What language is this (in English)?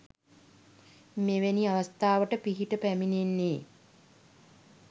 Sinhala